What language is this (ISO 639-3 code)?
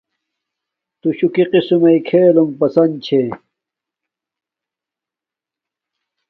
dmk